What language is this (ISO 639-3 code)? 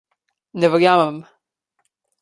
slv